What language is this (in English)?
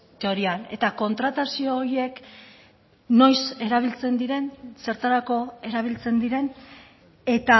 Basque